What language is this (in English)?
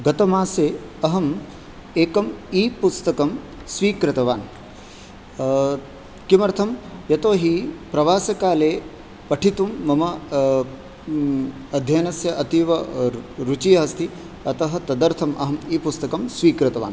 Sanskrit